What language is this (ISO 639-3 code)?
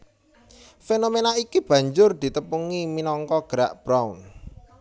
jav